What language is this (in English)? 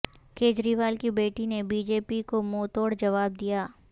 Urdu